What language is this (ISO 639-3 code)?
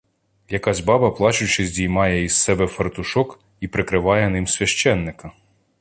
ukr